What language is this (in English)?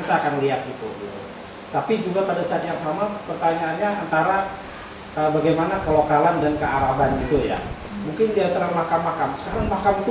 Indonesian